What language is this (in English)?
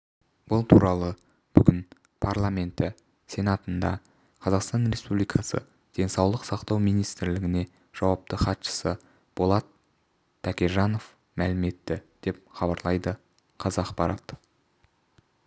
Kazakh